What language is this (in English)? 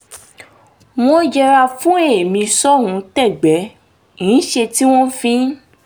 Yoruba